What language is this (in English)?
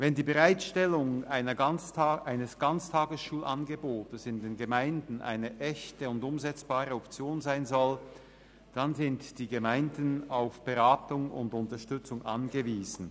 Swiss German